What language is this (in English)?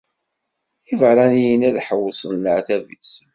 Kabyle